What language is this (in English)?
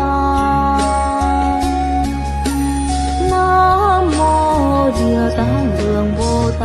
Vietnamese